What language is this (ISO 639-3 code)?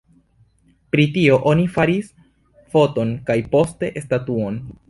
epo